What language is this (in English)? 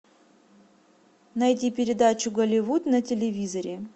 Russian